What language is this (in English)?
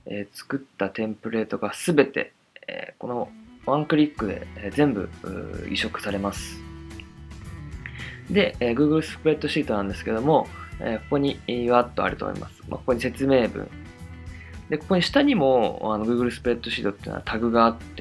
Japanese